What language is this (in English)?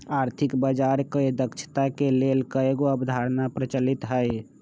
Magahi